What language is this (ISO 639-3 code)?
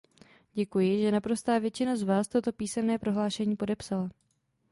ces